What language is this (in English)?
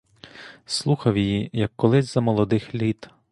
Ukrainian